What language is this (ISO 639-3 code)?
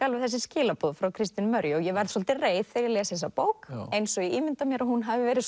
isl